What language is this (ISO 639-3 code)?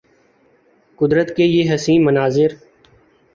urd